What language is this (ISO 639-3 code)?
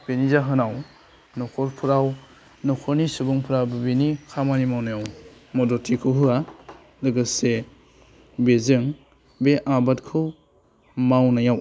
brx